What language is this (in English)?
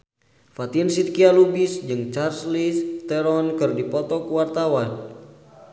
Sundanese